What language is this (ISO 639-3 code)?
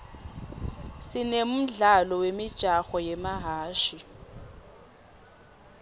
ssw